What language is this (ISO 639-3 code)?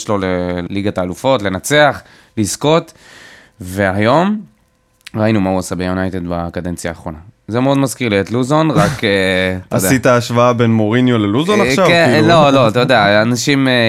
heb